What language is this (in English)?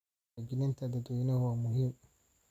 Somali